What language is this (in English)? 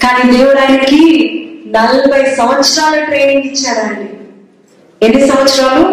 Telugu